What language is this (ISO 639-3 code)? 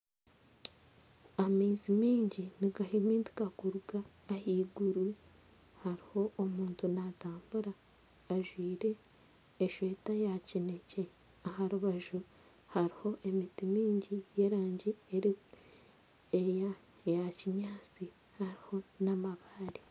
nyn